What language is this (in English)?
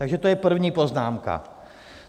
Czech